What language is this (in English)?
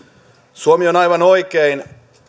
Finnish